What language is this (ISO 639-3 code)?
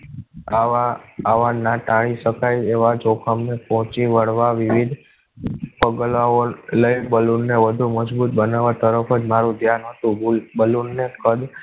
guj